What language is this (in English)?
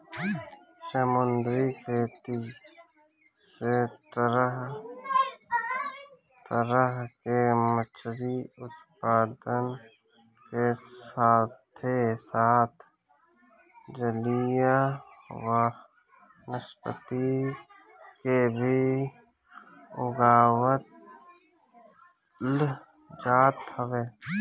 Bhojpuri